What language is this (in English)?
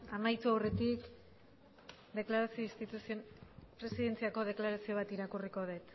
Basque